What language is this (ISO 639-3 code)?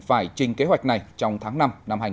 vie